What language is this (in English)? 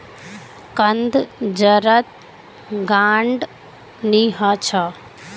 Magahi